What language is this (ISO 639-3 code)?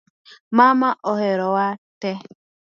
luo